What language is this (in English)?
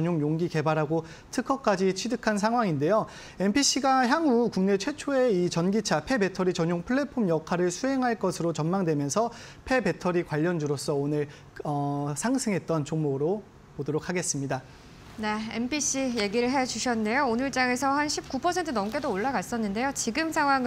Korean